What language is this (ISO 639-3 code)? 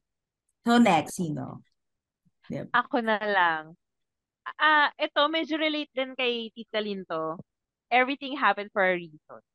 fil